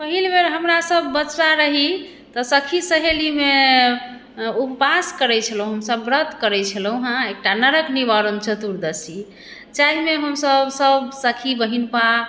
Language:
Maithili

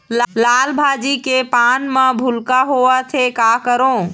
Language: Chhattisgarhi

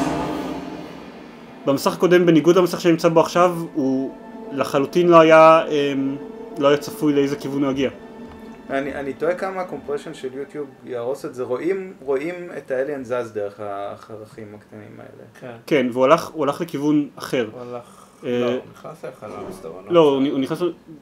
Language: Hebrew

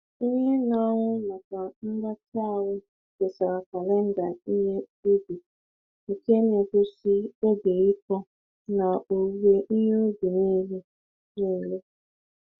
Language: Igbo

